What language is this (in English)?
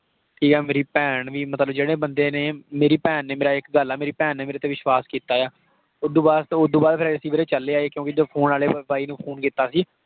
Punjabi